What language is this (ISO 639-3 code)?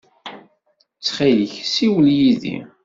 kab